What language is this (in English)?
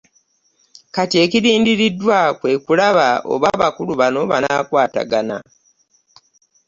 Ganda